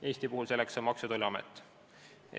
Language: Estonian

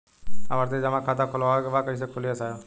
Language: Bhojpuri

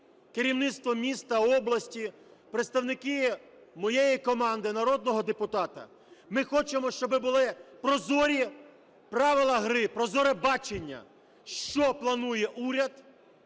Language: Ukrainian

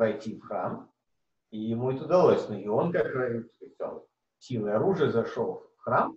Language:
Russian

